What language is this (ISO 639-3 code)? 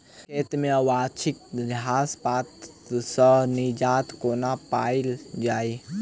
mai